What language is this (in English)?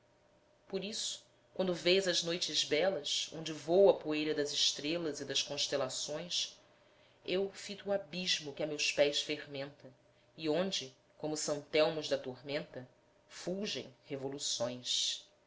Portuguese